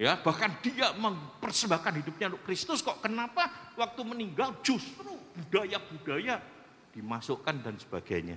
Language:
Indonesian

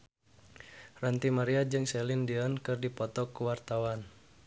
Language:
Sundanese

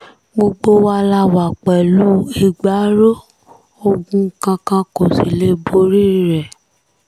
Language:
Yoruba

